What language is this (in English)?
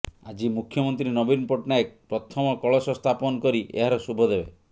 Odia